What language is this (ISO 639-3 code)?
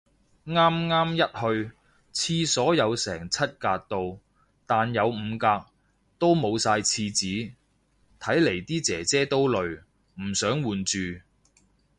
yue